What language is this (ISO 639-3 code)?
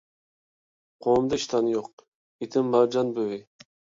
uig